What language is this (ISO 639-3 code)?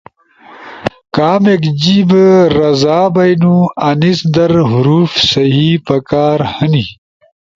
ush